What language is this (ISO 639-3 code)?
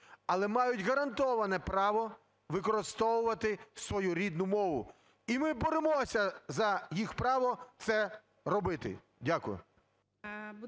ukr